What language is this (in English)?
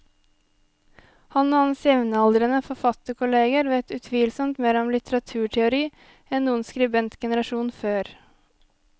Norwegian